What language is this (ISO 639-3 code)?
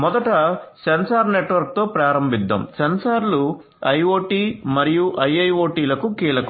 tel